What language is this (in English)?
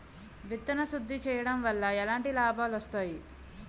Telugu